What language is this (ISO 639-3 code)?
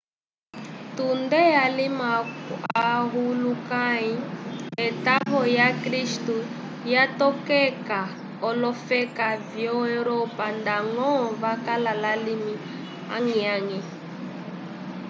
umb